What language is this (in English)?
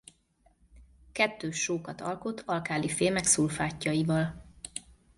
Hungarian